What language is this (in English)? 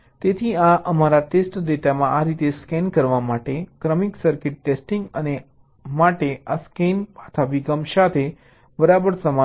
Gujarati